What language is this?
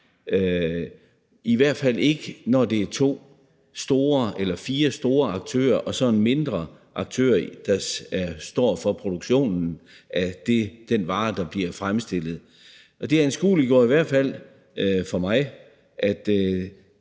Danish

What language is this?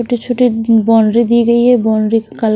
Hindi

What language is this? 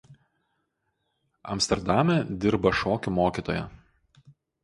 Lithuanian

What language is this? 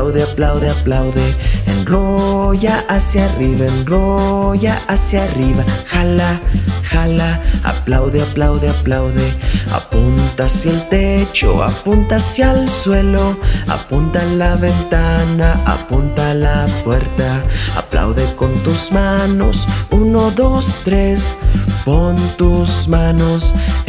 Spanish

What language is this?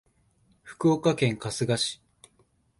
Japanese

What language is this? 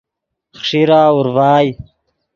Yidgha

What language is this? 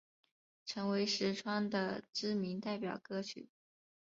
Chinese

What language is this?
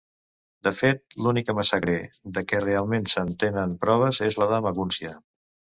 Catalan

